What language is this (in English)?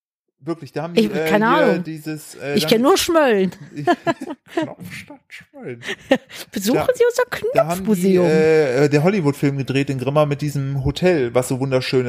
German